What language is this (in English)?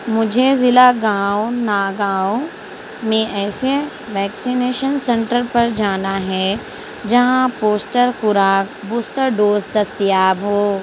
Urdu